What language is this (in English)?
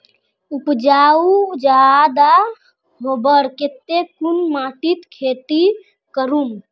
Magahi